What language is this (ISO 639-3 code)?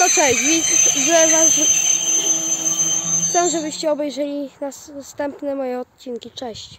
pol